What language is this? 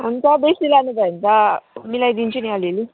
Nepali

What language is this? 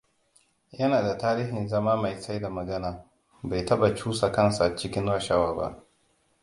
Hausa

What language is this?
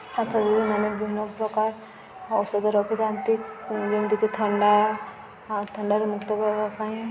Odia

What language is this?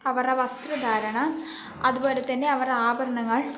Malayalam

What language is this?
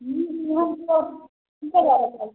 Urdu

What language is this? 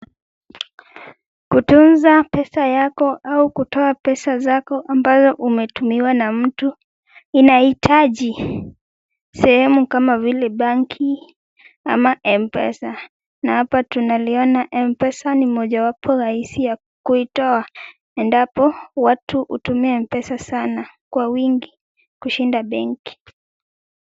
Swahili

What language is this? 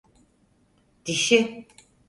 Turkish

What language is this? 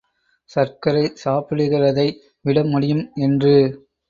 Tamil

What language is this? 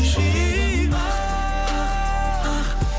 Kazakh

